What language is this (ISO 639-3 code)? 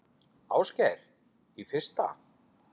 isl